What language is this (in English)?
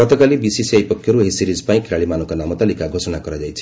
Odia